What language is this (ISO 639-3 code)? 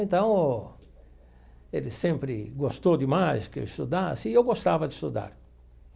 por